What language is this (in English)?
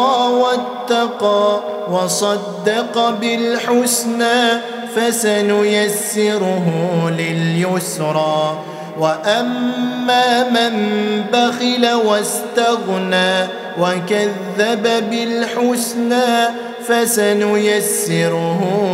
Arabic